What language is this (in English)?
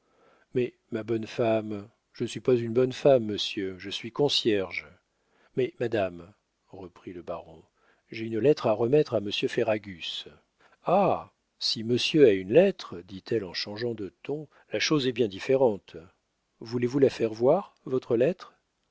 French